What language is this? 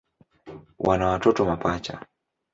Swahili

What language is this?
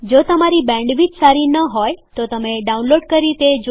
Gujarati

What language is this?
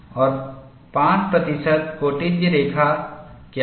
Hindi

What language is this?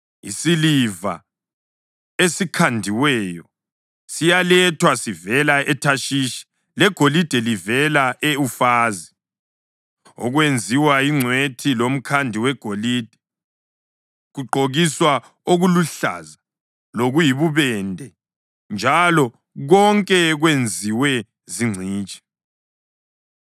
North Ndebele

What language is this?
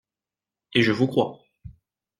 French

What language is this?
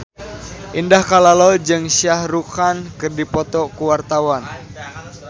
Sundanese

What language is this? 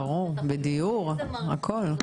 Hebrew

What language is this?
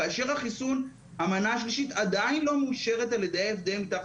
Hebrew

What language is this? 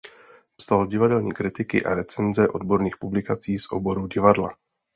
Czech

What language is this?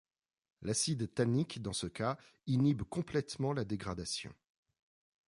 French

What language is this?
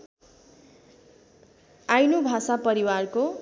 Nepali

